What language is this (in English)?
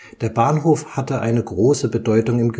German